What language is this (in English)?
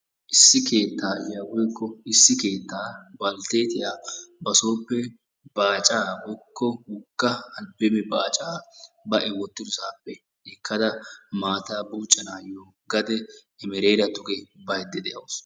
Wolaytta